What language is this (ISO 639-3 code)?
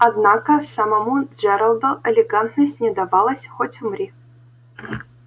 rus